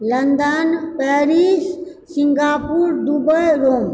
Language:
Maithili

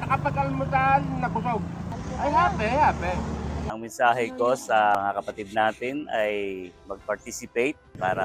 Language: Filipino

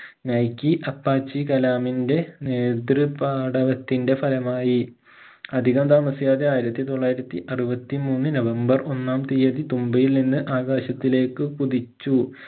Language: Malayalam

